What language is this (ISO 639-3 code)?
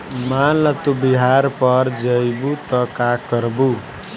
bho